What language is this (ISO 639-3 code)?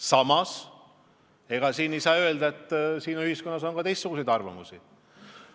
est